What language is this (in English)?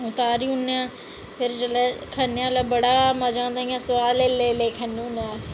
Dogri